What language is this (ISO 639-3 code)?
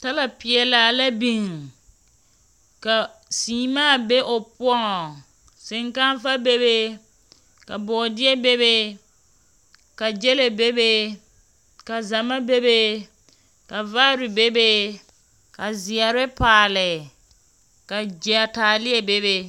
dga